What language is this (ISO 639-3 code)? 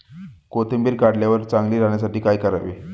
mar